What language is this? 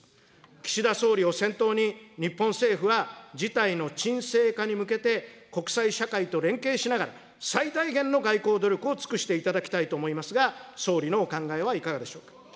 Japanese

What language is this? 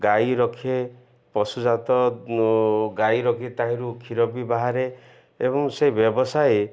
Odia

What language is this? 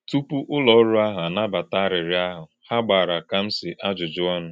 Igbo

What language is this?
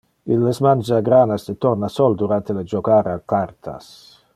Interlingua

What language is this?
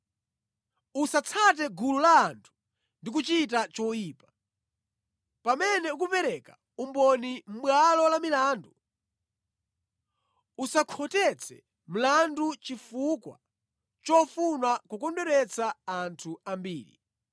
Nyanja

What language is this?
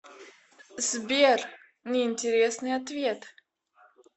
Russian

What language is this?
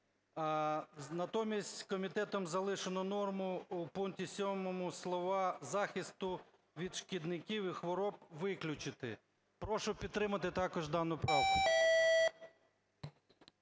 Ukrainian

